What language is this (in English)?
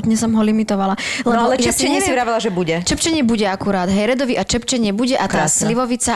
Slovak